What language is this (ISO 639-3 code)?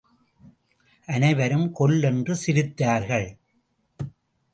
tam